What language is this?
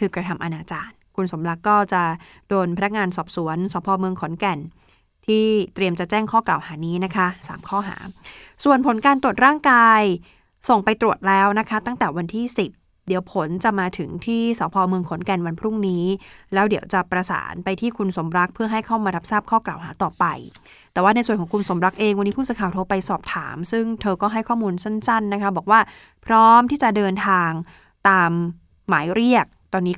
Thai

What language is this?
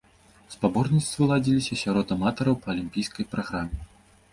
Belarusian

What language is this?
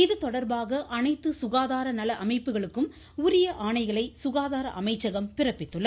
Tamil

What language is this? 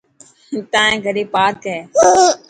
Dhatki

